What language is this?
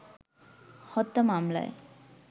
Bangla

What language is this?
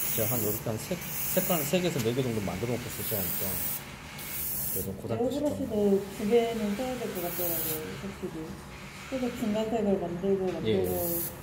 Korean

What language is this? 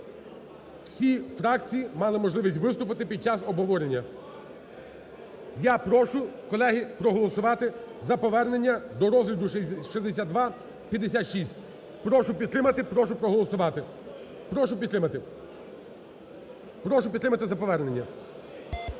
Ukrainian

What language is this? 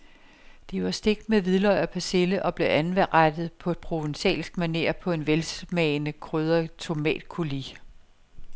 Danish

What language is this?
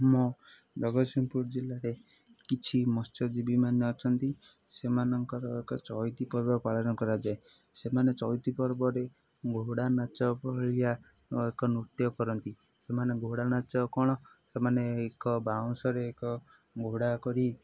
Odia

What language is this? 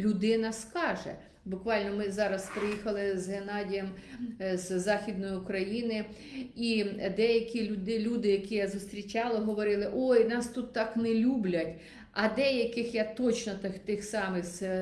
Ukrainian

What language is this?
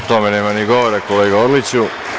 Serbian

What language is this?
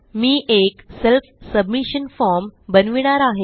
Marathi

